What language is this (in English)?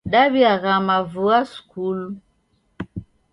Taita